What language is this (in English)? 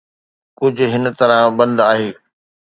Sindhi